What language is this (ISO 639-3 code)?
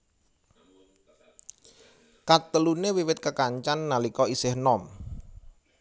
jav